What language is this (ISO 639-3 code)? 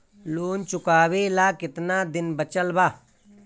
bho